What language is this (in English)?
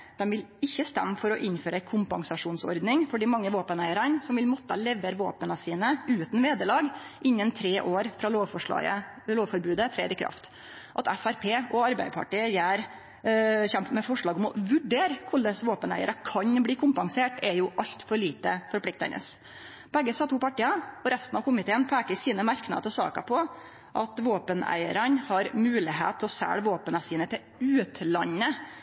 Norwegian Nynorsk